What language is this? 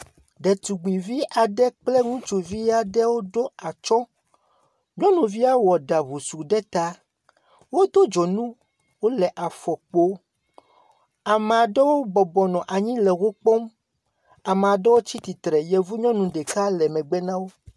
Ewe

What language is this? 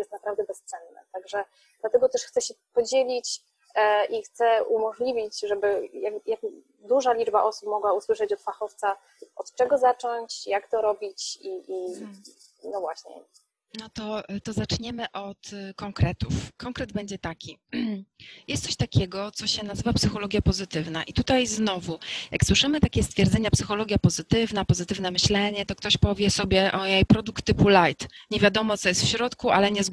Polish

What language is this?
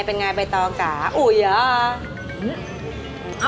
Thai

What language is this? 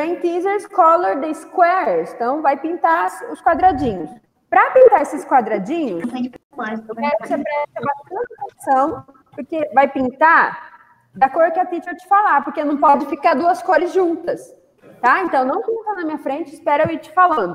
Portuguese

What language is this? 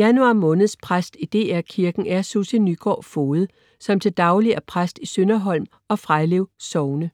Danish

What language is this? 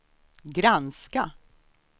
Swedish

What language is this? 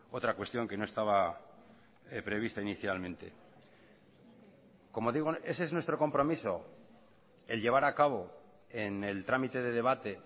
Spanish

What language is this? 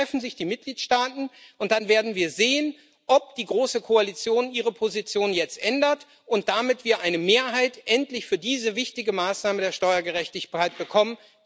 German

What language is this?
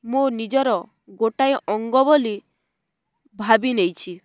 Odia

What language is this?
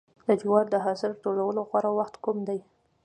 Pashto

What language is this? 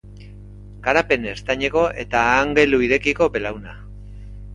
Basque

